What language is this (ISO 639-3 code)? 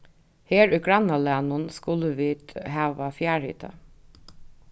fao